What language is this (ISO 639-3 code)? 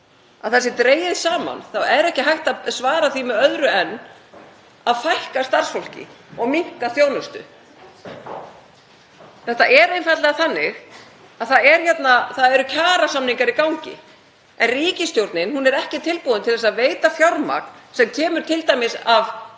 isl